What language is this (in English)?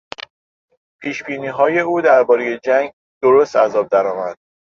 Persian